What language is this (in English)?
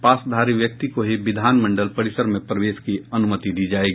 Hindi